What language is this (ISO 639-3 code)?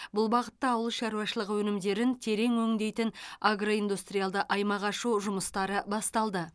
kaz